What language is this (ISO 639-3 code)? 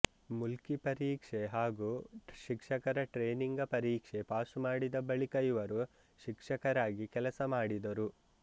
kan